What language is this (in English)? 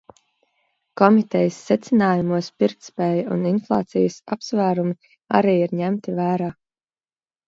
Latvian